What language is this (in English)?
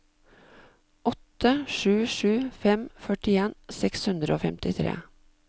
Norwegian